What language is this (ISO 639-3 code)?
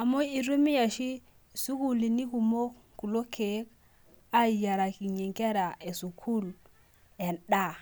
mas